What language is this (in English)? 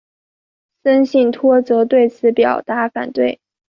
Chinese